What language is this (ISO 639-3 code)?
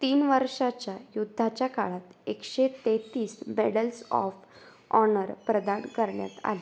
mar